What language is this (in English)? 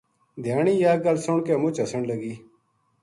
Gujari